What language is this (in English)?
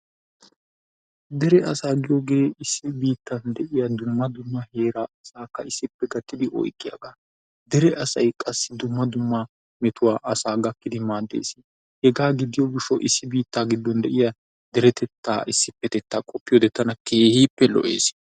Wolaytta